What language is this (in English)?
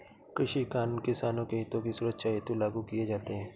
Hindi